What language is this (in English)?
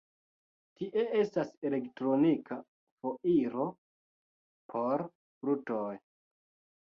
Esperanto